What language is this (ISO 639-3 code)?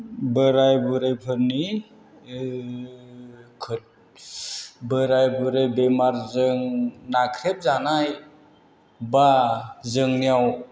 brx